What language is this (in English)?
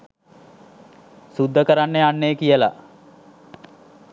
Sinhala